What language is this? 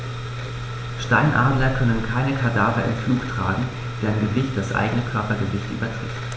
German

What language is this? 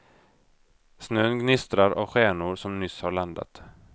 Swedish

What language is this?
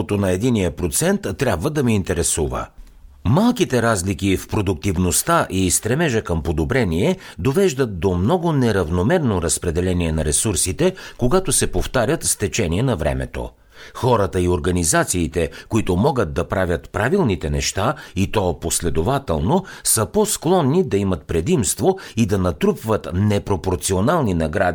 Bulgarian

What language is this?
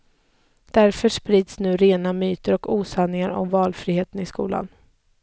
Swedish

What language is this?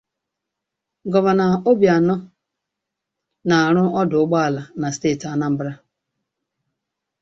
Igbo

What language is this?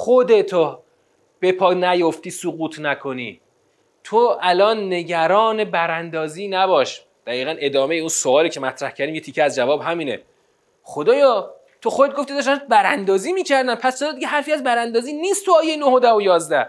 Persian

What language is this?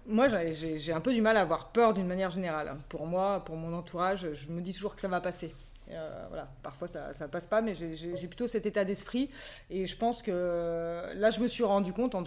French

